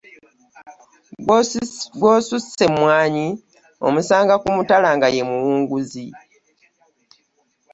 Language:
Ganda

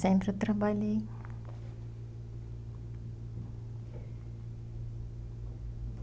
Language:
Portuguese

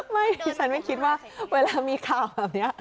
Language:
Thai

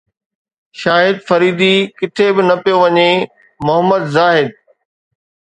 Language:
Sindhi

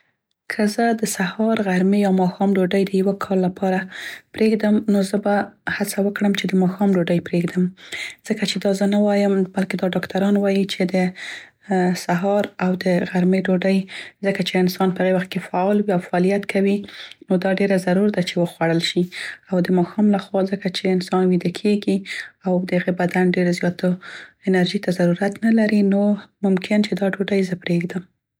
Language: Central Pashto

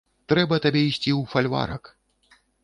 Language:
Belarusian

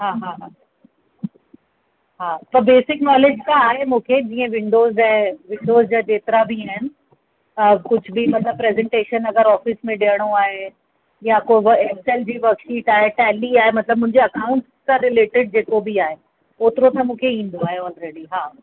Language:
Sindhi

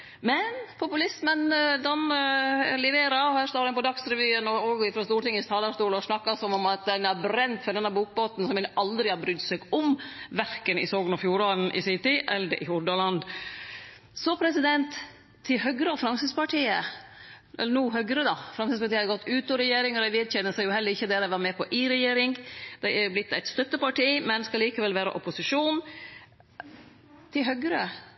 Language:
Norwegian Nynorsk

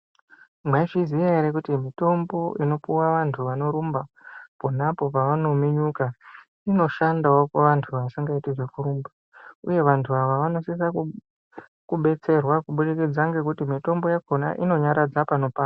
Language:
Ndau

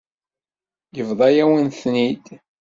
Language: Kabyle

